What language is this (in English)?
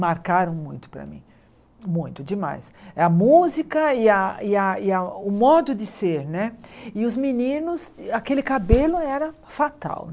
Portuguese